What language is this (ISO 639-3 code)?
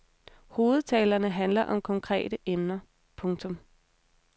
dan